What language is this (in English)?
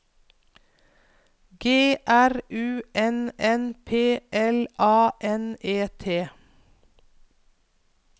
Norwegian